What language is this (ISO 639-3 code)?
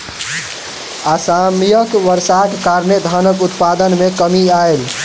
mai